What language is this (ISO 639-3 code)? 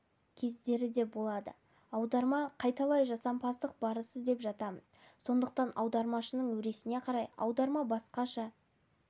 kaz